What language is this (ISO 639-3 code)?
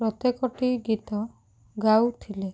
ori